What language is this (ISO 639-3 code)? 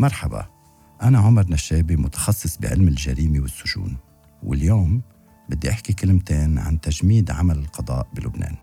ara